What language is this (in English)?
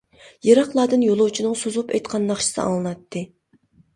Uyghur